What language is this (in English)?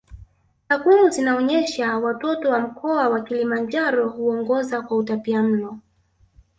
Swahili